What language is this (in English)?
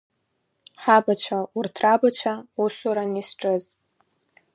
Abkhazian